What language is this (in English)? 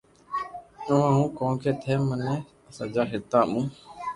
Loarki